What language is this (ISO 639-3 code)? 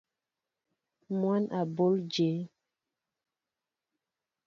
mbo